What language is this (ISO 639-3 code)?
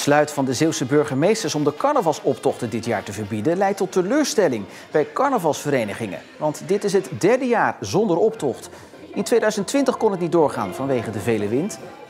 nld